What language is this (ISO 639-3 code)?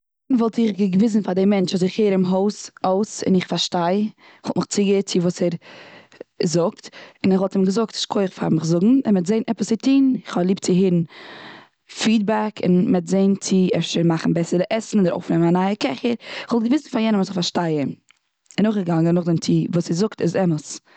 yid